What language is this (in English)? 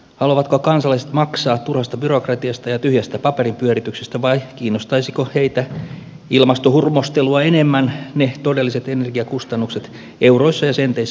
Finnish